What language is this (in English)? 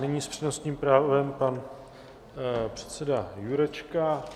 Czech